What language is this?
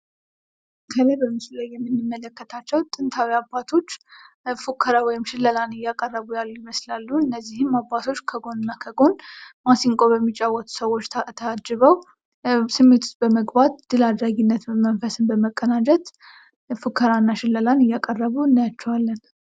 Amharic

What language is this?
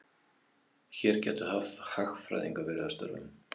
Icelandic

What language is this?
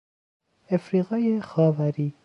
Persian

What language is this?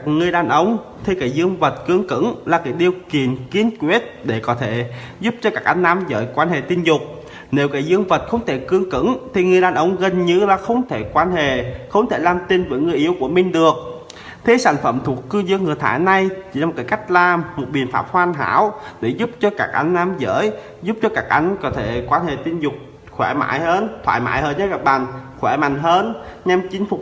Vietnamese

